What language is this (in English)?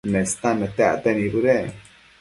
Matsés